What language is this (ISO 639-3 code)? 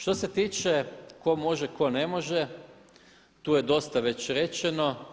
hrv